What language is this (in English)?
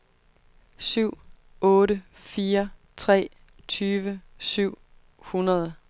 Danish